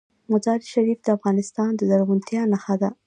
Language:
Pashto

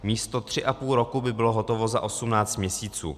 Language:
Czech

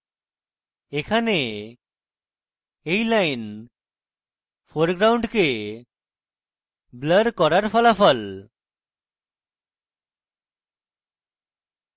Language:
Bangla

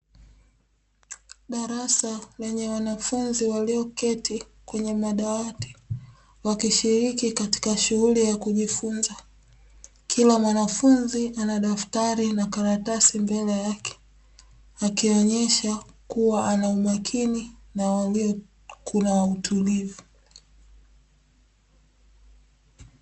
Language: Swahili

